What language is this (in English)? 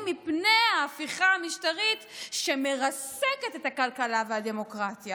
Hebrew